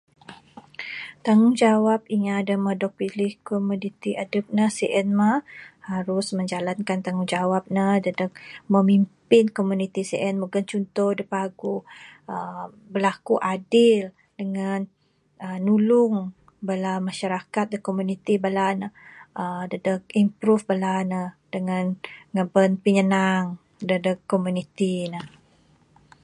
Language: Bukar-Sadung Bidayuh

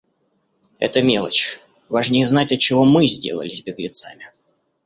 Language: Russian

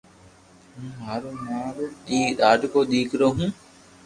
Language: Loarki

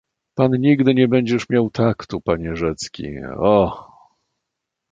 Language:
Polish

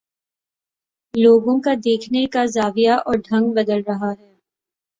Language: Urdu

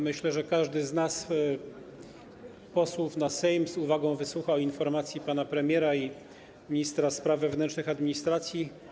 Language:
Polish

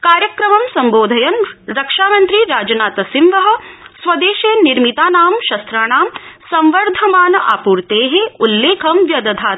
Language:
Sanskrit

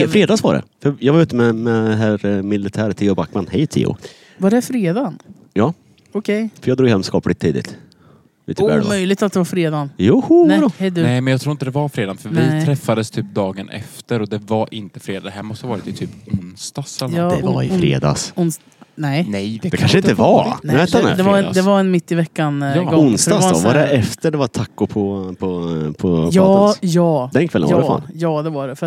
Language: Swedish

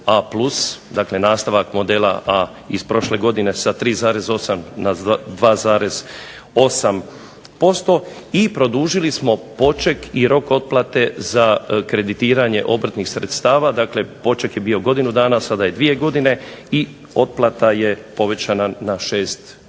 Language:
Croatian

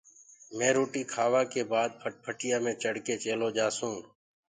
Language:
Gurgula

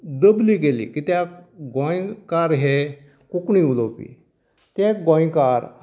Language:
Konkani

